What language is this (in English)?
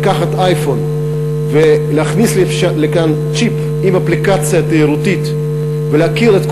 Hebrew